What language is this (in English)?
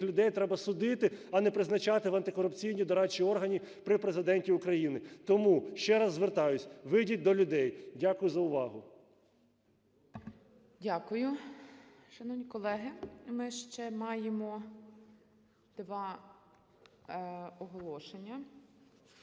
Ukrainian